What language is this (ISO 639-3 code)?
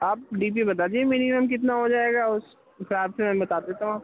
urd